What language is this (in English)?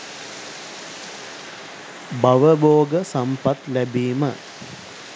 Sinhala